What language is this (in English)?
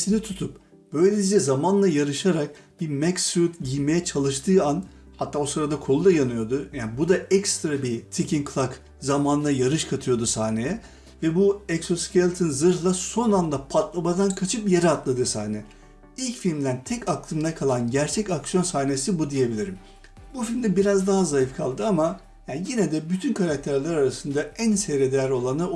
Turkish